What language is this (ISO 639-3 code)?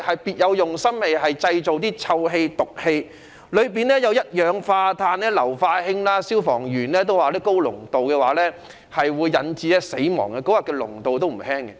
yue